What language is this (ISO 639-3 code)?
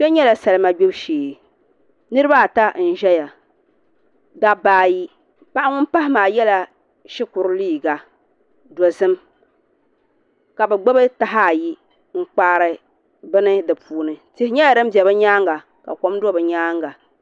dag